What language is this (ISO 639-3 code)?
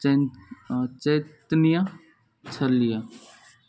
mai